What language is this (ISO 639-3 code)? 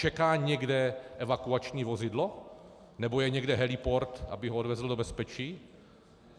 ces